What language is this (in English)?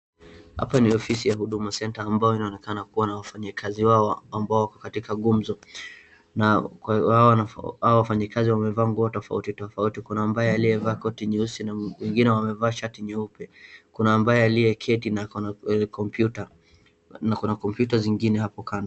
Swahili